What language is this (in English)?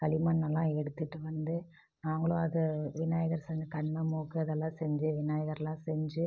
Tamil